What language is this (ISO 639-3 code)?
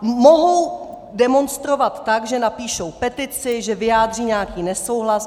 ces